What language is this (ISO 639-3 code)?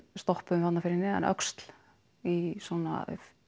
isl